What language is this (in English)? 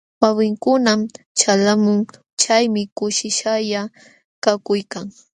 Jauja Wanca Quechua